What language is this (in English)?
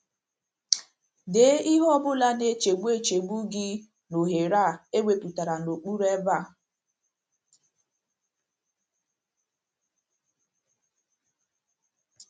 Igbo